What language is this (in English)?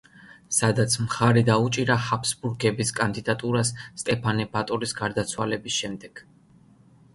Georgian